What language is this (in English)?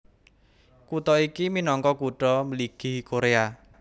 Javanese